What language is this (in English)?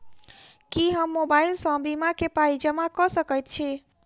Maithili